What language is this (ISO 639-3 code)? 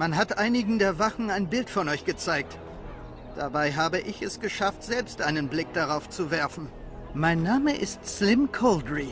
deu